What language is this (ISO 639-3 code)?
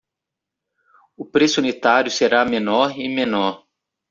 por